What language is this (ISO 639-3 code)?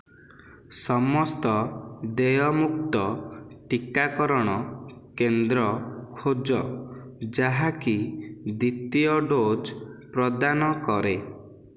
ori